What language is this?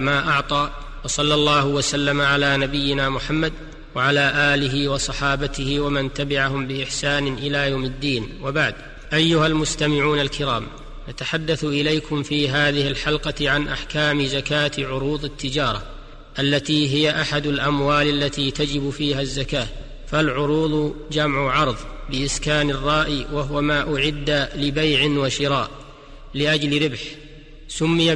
Arabic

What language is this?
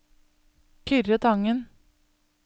Norwegian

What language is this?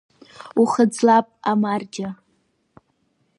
Abkhazian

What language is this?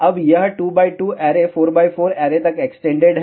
Hindi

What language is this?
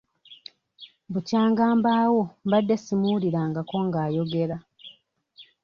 Ganda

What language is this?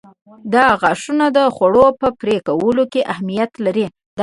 Pashto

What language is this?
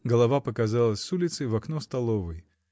Russian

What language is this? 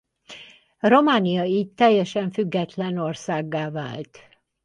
Hungarian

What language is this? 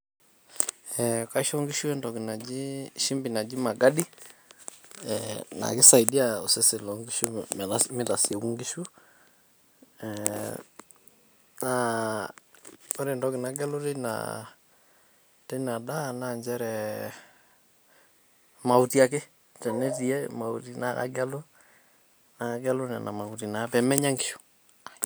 Masai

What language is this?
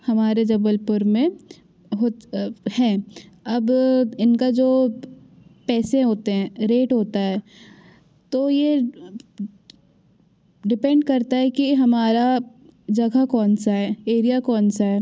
Hindi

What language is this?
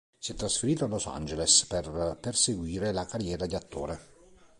Italian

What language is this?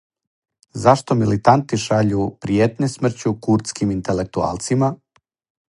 Serbian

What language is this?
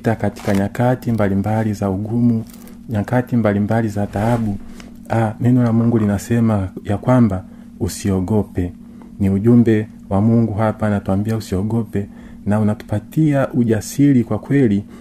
Swahili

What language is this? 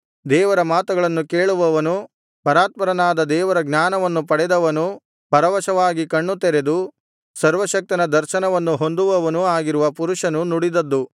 Kannada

